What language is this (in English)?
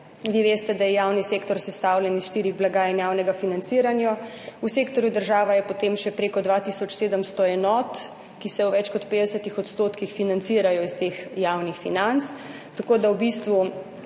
Slovenian